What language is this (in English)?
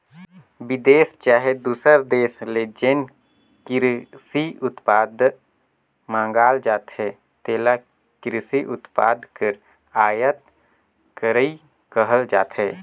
Chhattisgarhi